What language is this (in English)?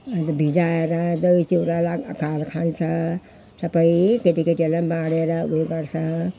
Nepali